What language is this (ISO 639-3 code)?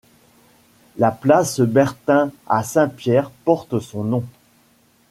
fra